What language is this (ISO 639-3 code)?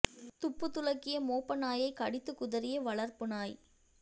tam